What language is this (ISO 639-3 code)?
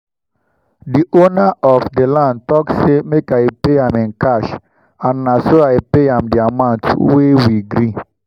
pcm